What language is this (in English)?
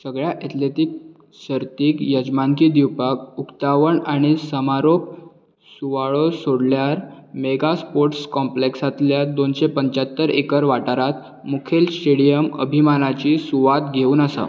Konkani